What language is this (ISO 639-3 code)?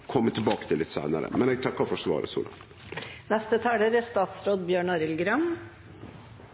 nno